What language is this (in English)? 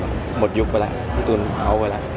Thai